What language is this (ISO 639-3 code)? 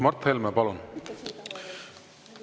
est